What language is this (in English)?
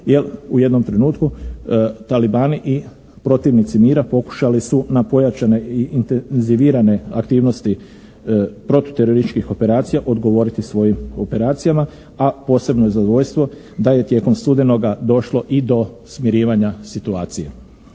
Croatian